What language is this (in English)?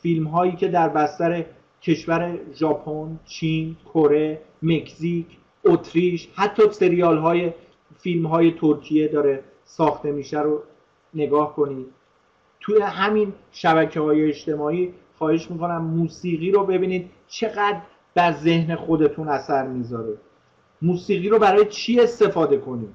Persian